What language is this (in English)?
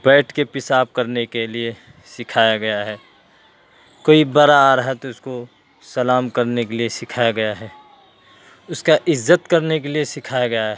Urdu